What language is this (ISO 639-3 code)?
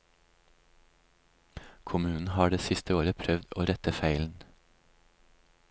nor